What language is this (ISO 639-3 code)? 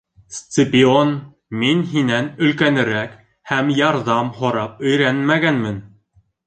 bak